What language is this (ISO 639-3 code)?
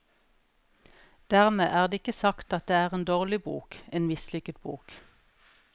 nor